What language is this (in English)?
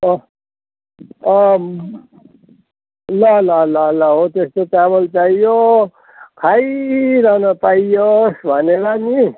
Nepali